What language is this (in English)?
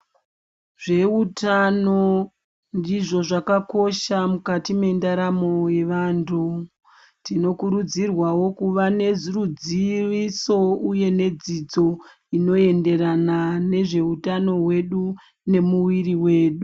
Ndau